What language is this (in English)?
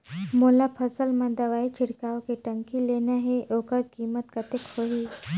Chhattisgarhi